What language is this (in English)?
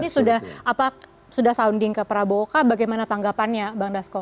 Indonesian